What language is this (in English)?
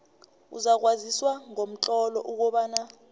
South Ndebele